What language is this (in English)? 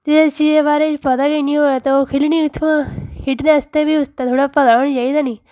Dogri